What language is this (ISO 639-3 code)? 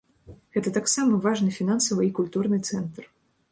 bel